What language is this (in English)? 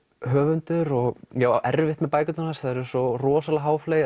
Icelandic